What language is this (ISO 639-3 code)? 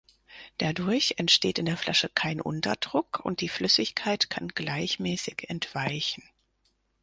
deu